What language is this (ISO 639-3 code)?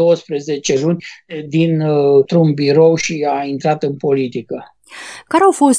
ron